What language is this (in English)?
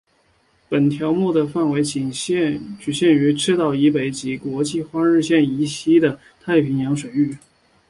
Chinese